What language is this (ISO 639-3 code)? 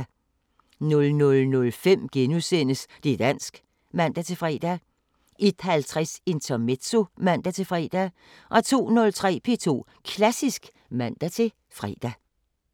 dan